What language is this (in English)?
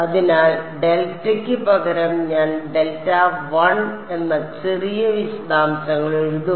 Malayalam